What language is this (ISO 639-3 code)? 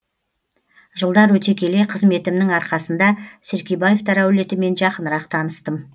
kaz